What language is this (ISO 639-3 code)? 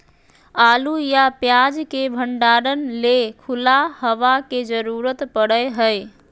mag